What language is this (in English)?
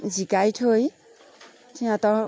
Assamese